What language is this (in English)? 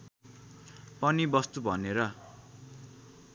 Nepali